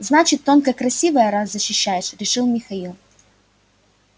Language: Russian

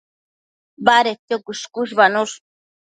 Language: Matsés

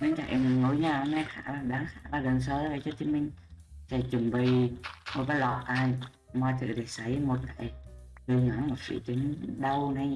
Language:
Vietnamese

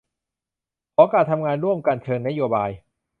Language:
Thai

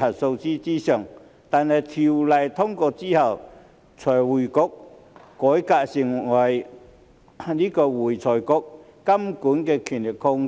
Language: Cantonese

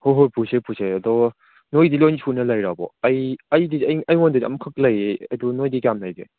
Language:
Manipuri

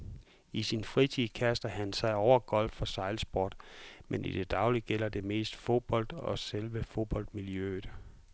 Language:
Danish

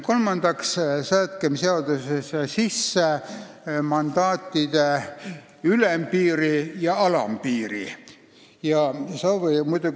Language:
Estonian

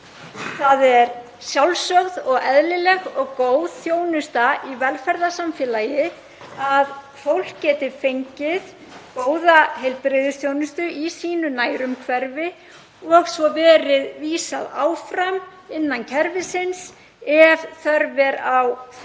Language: Icelandic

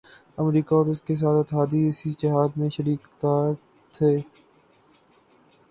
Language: Urdu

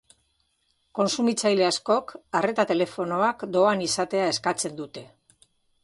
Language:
Basque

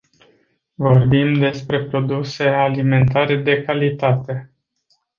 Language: Romanian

